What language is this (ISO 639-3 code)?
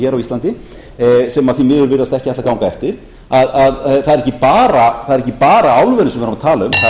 isl